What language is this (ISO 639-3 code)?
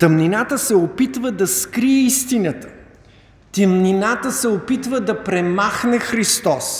bul